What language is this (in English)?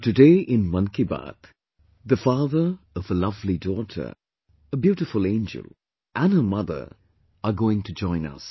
English